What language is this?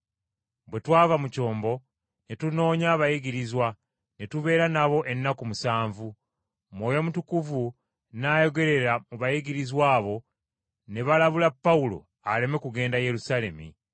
Ganda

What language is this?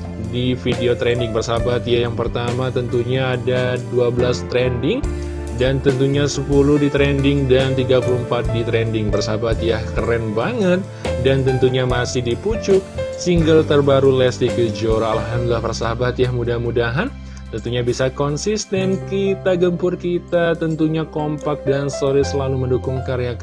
Indonesian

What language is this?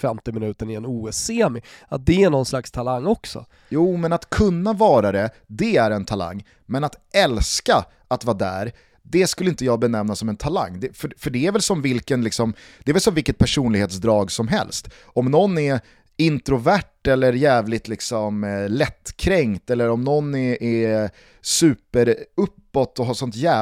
Swedish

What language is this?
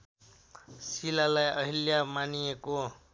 Nepali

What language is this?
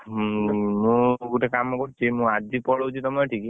Odia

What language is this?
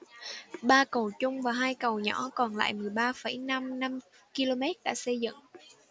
Vietnamese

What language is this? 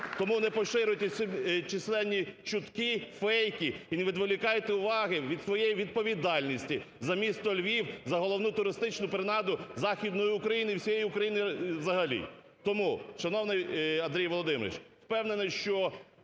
Ukrainian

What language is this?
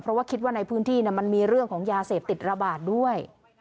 Thai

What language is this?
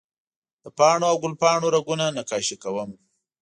Pashto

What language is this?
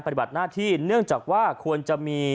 Thai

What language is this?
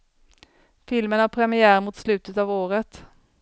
Swedish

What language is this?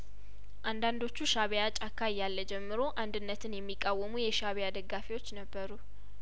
Amharic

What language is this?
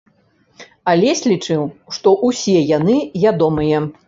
Belarusian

